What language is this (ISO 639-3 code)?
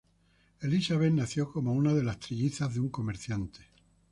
spa